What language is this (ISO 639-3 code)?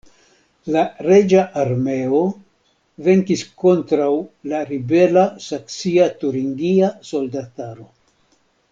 epo